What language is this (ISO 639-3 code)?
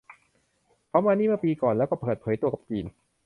tha